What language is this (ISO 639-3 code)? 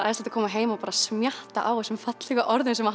isl